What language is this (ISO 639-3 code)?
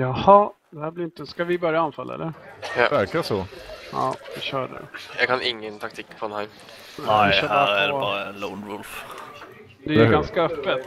swe